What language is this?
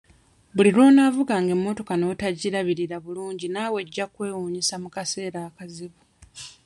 Ganda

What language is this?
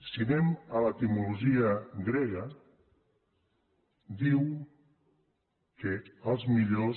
Catalan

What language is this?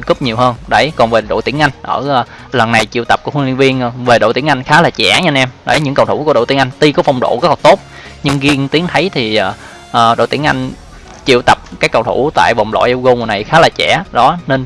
Vietnamese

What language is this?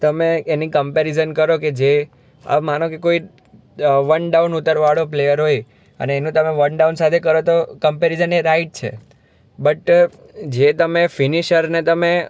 Gujarati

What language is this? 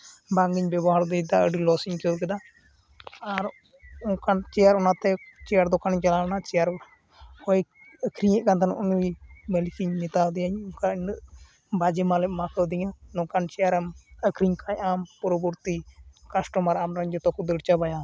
Santali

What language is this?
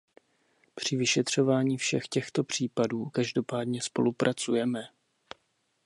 Czech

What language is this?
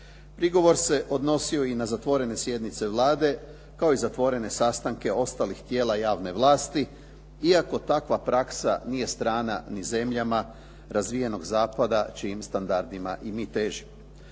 Croatian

